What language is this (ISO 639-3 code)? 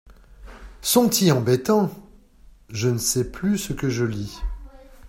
fra